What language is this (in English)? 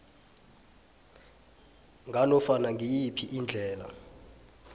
South Ndebele